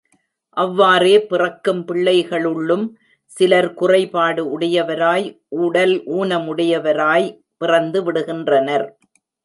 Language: Tamil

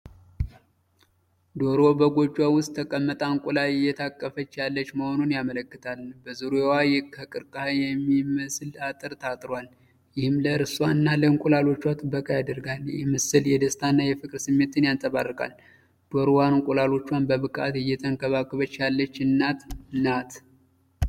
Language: Amharic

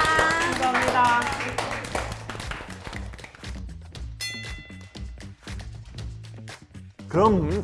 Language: Korean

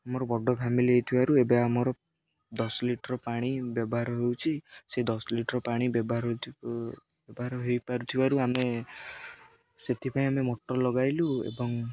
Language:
Odia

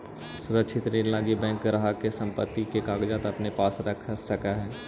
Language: Magahi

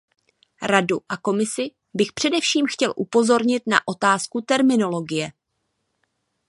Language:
Czech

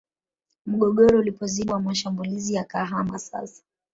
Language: Swahili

